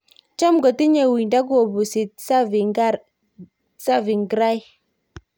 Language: Kalenjin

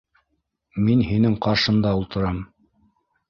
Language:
Bashkir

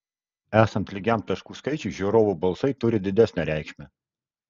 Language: Lithuanian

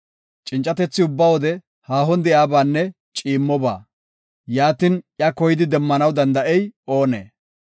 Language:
Gofa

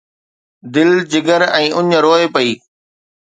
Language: Sindhi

